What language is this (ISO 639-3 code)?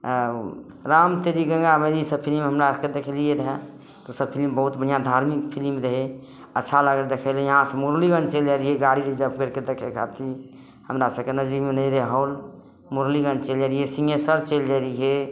mai